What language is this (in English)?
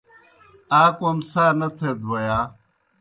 Kohistani Shina